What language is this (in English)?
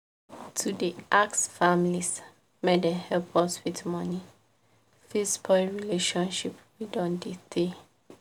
Nigerian Pidgin